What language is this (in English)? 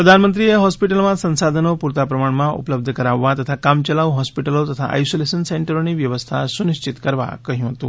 Gujarati